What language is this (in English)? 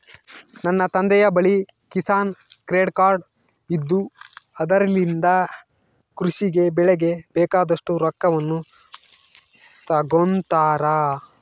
Kannada